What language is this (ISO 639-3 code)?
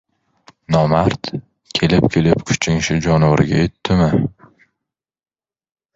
uzb